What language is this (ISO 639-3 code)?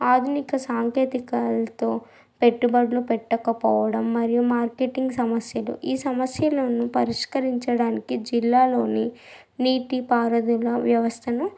tel